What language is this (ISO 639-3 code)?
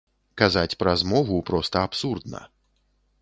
bel